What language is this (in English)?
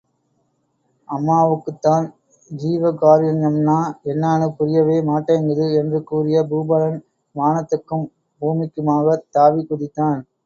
Tamil